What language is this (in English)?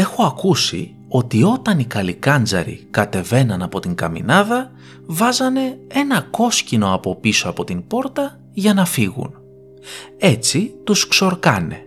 Greek